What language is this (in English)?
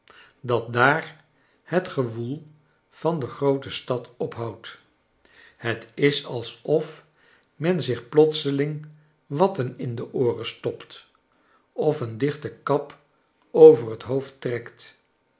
Dutch